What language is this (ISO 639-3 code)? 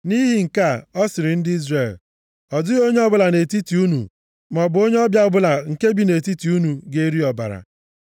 ibo